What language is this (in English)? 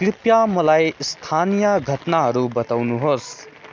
Nepali